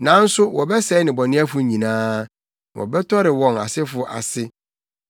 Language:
Akan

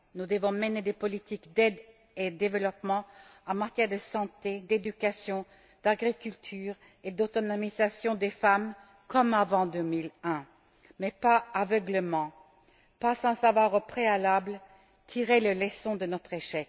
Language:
French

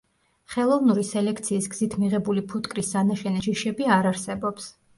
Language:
Georgian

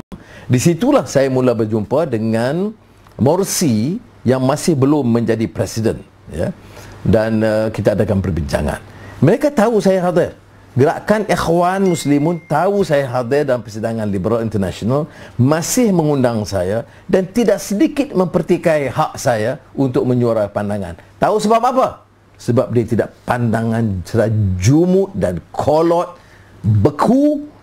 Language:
Malay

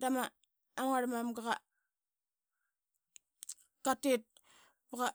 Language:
Qaqet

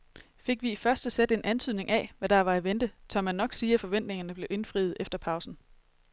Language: Danish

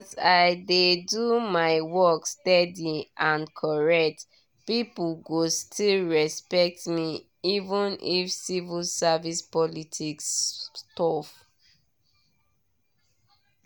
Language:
Nigerian Pidgin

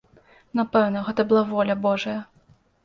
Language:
Belarusian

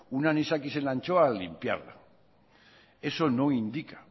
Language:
Spanish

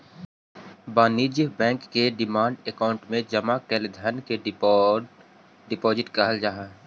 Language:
Magahi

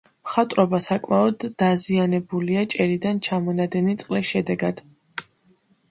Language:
Georgian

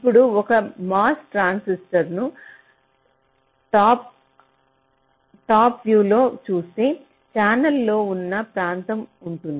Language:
Telugu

